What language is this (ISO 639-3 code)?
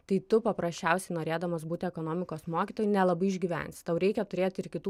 lit